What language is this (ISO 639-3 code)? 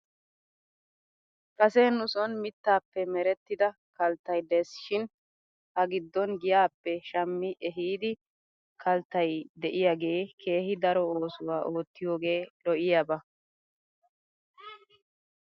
wal